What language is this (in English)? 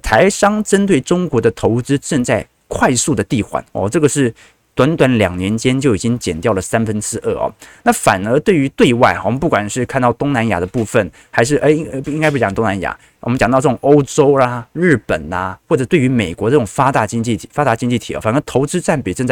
Chinese